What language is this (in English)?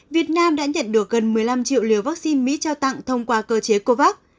Vietnamese